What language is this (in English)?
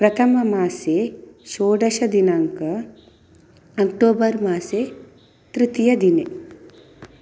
Sanskrit